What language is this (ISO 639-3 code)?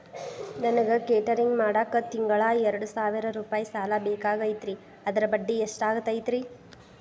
kan